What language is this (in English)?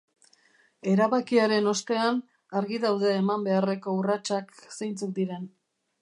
Basque